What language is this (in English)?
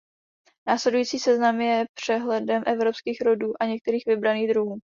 Czech